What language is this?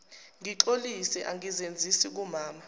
Zulu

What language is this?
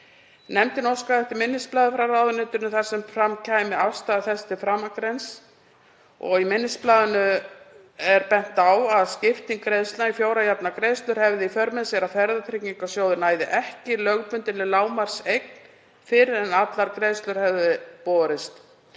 Icelandic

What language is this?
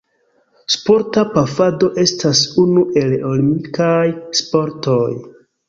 Esperanto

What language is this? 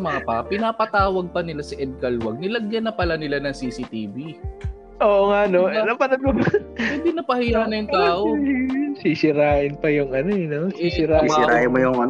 Filipino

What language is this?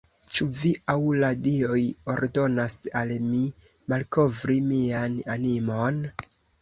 Esperanto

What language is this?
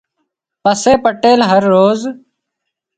Wadiyara Koli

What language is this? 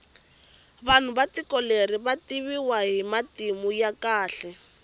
Tsonga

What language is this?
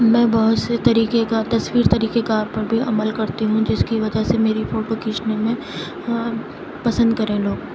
Urdu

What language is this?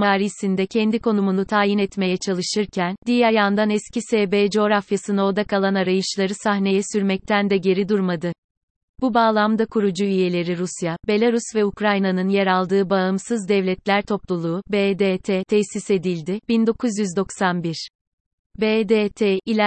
Turkish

